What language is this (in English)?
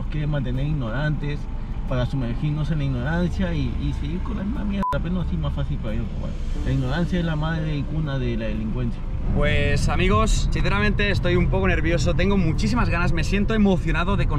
Spanish